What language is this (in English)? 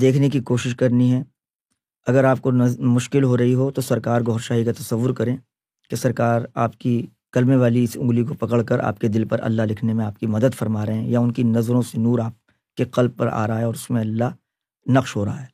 Urdu